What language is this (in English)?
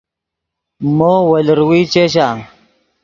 Yidgha